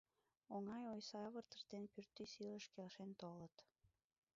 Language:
Mari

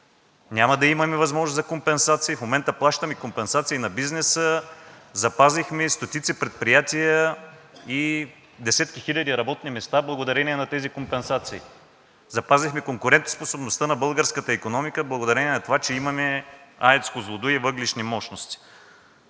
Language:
Bulgarian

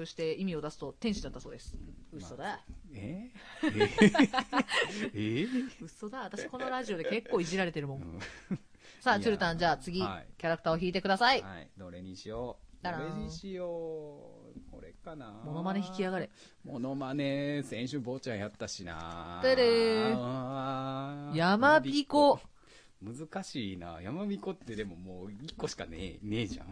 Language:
Japanese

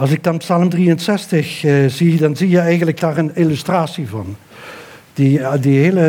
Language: Dutch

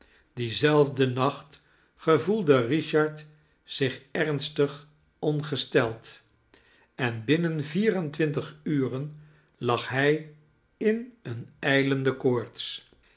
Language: Dutch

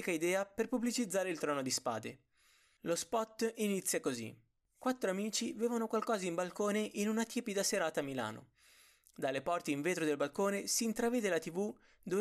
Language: Italian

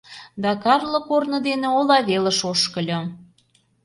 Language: Mari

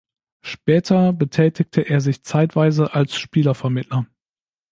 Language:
German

